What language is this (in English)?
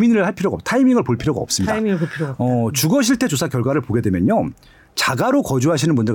Korean